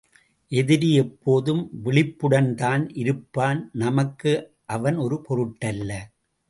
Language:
Tamil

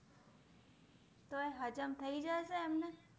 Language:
Gujarati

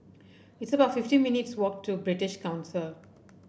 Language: English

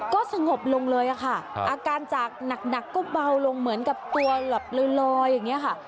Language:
Thai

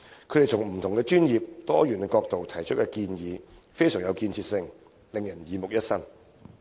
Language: Cantonese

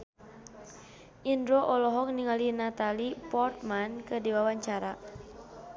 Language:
Sundanese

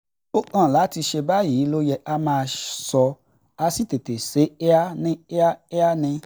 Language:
Yoruba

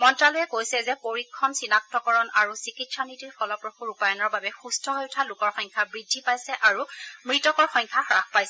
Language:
Assamese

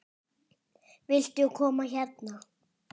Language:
Icelandic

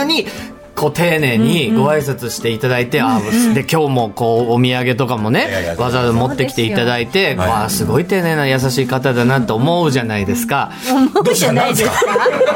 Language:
Japanese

